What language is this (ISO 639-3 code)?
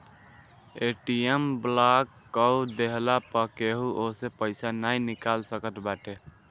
bho